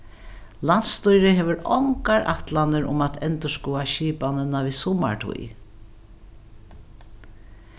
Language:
Faroese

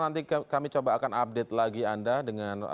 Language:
Indonesian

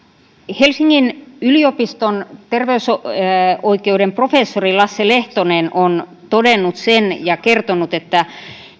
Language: Finnish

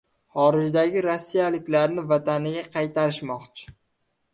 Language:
Uzbek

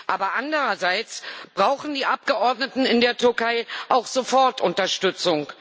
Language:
German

